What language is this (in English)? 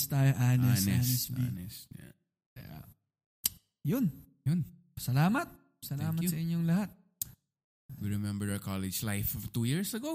Filipino